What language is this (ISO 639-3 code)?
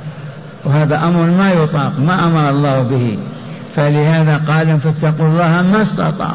ara